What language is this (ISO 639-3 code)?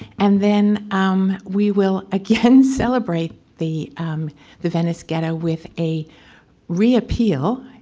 eng